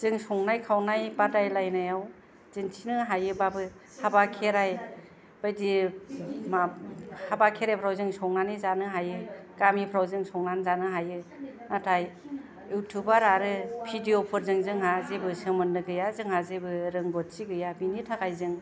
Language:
Bodo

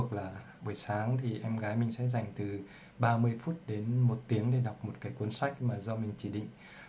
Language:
Vietnamese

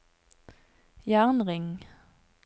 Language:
Norwegian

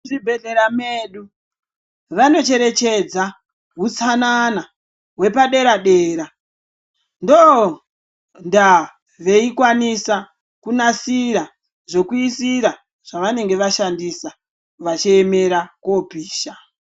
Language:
Ndau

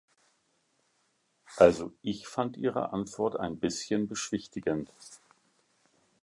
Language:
German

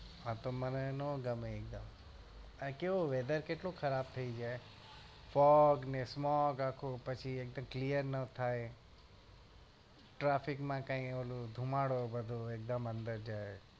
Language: Gujarati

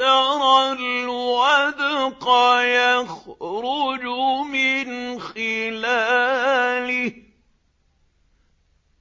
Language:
Arabic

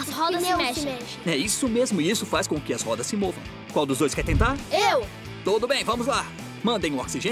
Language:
Portuguese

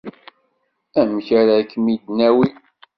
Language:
Kabyle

